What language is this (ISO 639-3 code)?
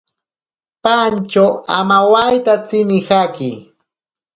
prq